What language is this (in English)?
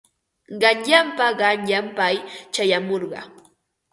Ambo-Pasco Quechua